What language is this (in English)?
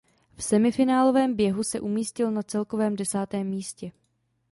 Czech